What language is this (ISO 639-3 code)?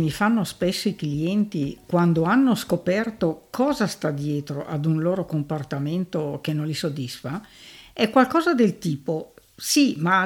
ita